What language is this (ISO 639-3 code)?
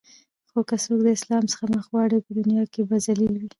pus